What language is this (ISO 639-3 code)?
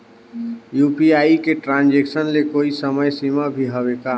hne